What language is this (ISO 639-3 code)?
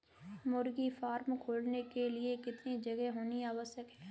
hin